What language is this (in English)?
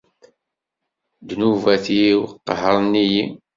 Kabyle